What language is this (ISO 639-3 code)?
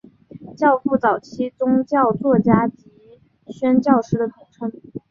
zho